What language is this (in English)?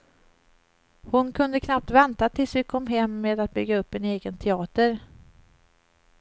Swedish